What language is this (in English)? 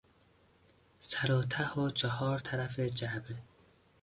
Persian